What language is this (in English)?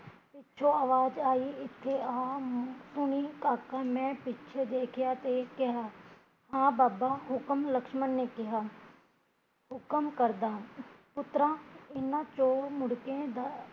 Punjabi